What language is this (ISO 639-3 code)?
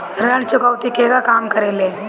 bho